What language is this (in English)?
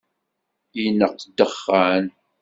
Kabyle